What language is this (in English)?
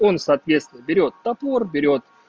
Russian